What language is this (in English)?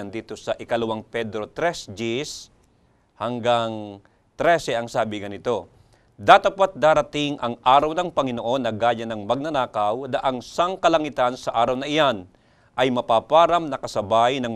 Filipino